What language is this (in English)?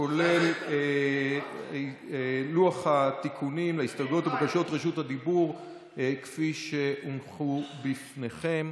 Hebrew